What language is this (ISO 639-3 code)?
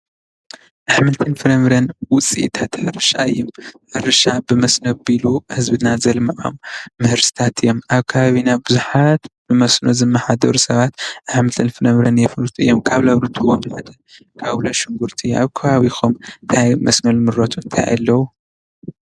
tir